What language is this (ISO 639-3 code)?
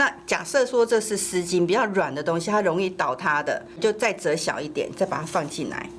zho